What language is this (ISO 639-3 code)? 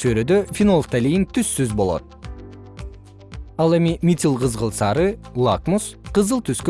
kir